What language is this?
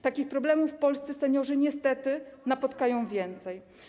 Polish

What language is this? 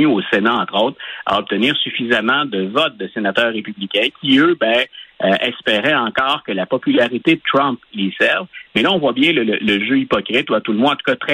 French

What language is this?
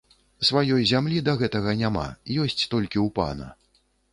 Belarusian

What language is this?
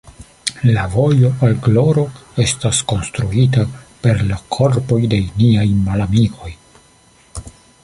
Esperanto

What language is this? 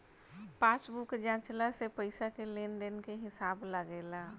Bhojpuri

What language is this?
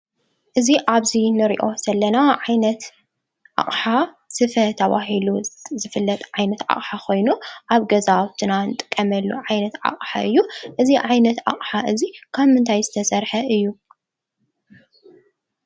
Tigrinya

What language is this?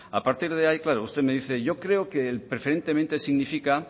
Spanish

